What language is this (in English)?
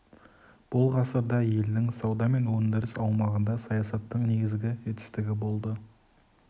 Kazakh